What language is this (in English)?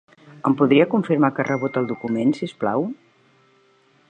Catalan